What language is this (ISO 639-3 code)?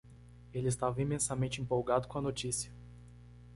por